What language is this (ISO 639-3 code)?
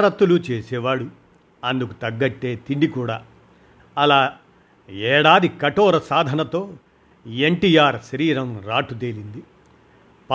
tel